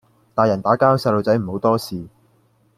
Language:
Cantonese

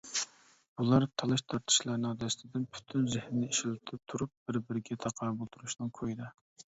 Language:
Uyghur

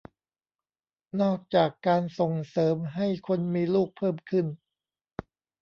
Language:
Thai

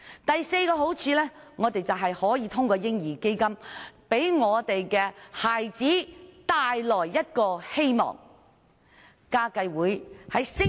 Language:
Cantonese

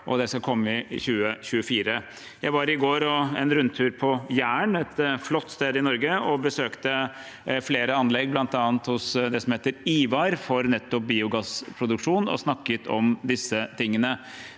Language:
Norwegian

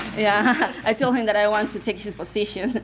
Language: English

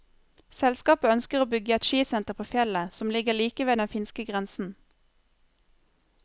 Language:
Norwegian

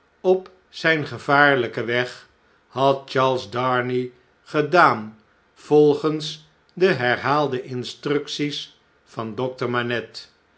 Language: Dutch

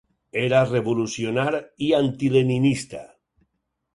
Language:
Catalan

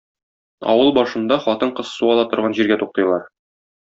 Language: Tatar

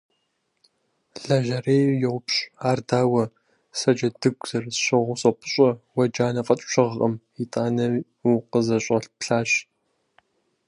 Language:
Kabardian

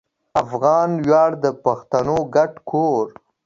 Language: Pashto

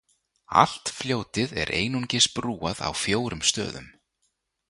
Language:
Icelandic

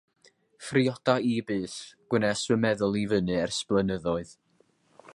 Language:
Welsh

